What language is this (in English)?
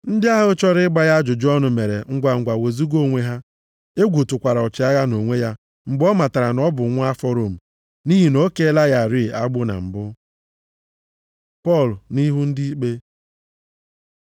Igbo